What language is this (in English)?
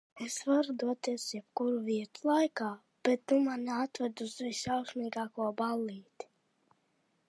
Latvian